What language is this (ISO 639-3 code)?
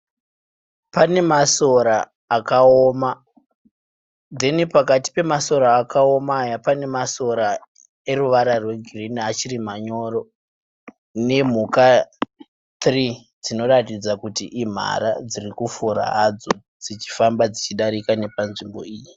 sna